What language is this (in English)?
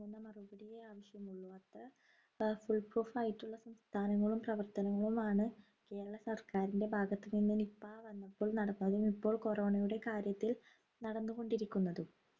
Malayalam